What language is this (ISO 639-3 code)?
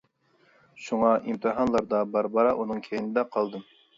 uig